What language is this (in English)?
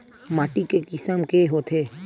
Chhattisgarhi